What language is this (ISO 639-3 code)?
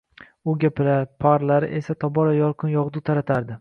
uzb